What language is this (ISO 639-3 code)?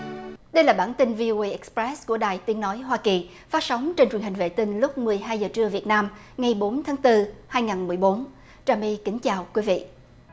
vie